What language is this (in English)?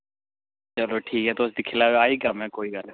Dogri